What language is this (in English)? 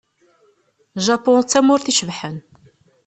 Kabyle